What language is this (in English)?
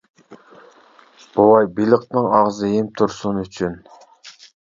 Uyghur